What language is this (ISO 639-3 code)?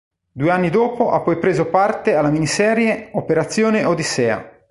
ita